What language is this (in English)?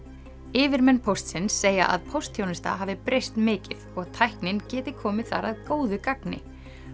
Icelandic